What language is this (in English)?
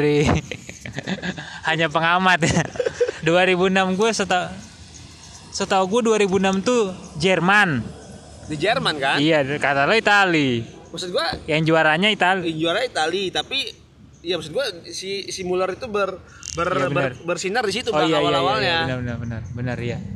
Indonesian